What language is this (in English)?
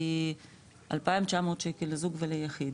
Hebrew